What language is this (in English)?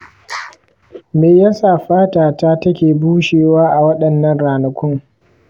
Hausa